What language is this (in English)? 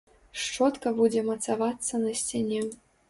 Belarusian